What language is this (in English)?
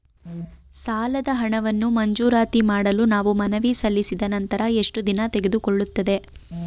Kannada